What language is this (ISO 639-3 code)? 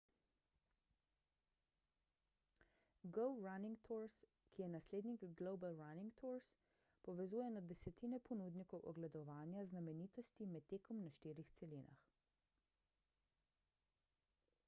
slv